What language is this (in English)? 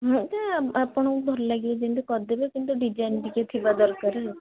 Odia